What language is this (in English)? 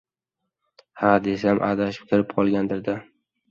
Uzbek